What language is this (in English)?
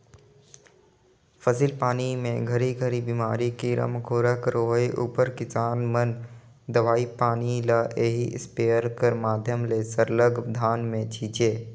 Chhattisgarhi